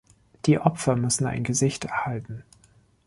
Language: German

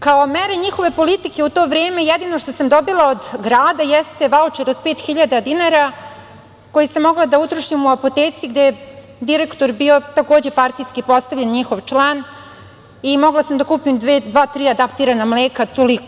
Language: Serbian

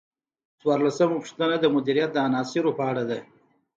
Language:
Pashto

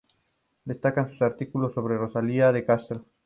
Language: Spanish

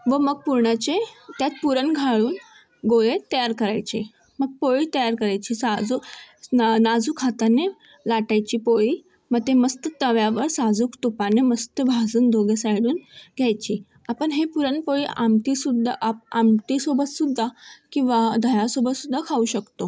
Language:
Marathi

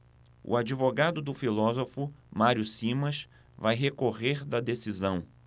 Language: Portuguese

